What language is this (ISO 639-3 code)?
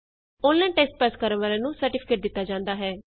pan